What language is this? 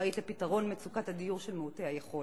Hebrew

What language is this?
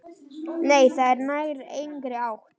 Icelandic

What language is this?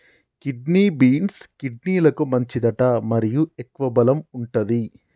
Telugu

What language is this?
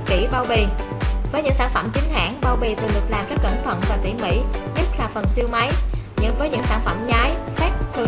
Vietnamese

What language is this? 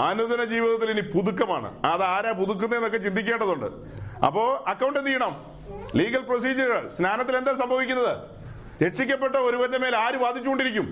Malayalam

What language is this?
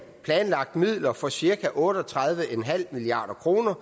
Danish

